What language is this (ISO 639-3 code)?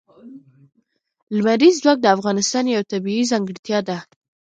pus